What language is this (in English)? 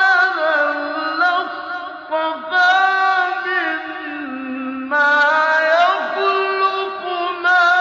Arabic